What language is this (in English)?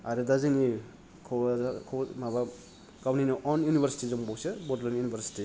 Bodo